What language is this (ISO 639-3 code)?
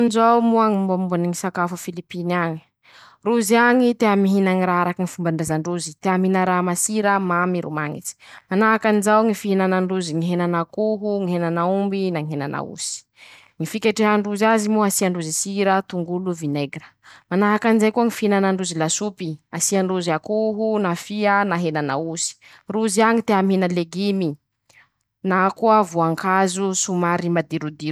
msh